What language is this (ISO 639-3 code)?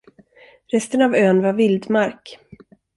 swe